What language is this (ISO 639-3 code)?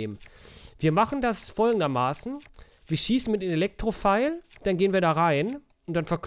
deu